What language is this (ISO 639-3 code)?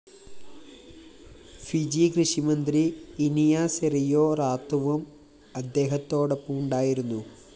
mal